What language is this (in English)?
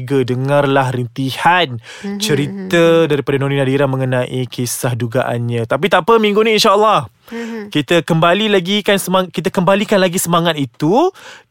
Malay